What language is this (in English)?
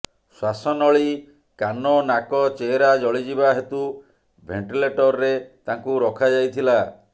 Odia